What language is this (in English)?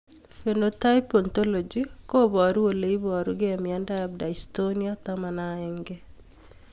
Kalenjin